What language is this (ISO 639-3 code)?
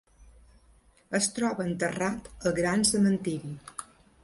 cat